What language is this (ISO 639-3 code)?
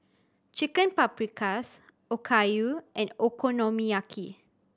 eng